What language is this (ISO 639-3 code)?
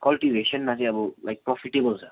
nep